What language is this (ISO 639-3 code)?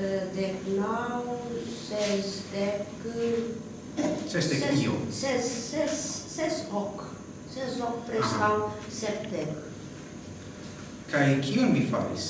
ita